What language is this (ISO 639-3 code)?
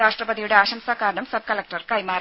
mal